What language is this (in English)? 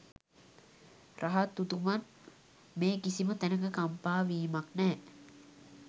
Sinhala